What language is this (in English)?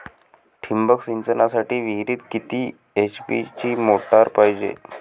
Marathi